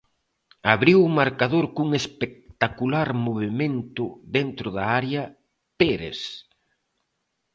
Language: Galician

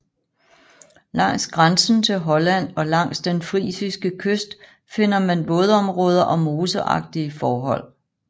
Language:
Danish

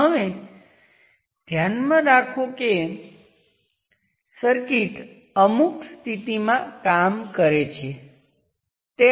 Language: Gujarati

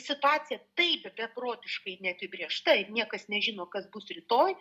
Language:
Lithuanian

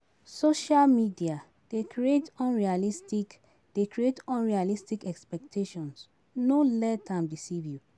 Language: Nigerian Pidgin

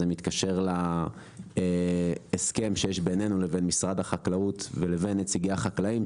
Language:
Hebrew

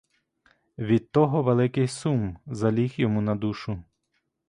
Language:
Ukrainian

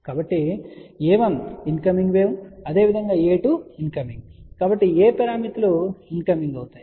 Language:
Telugu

